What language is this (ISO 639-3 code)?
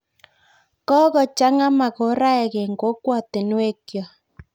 kln